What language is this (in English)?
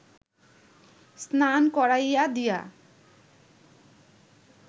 Bangla